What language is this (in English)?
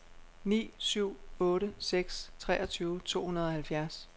Danish